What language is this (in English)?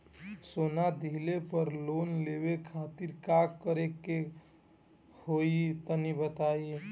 Bhojpuri